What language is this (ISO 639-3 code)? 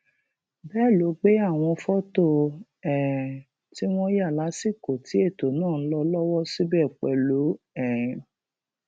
yor